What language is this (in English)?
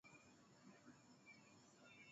Swahili